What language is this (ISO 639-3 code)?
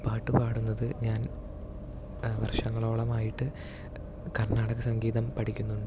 mal